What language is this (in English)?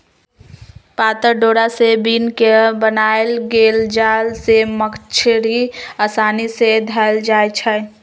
Magahi